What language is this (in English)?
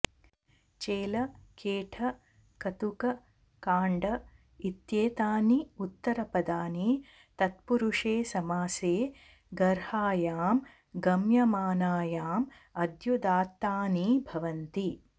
Sanskrit